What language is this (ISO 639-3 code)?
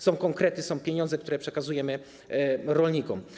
pol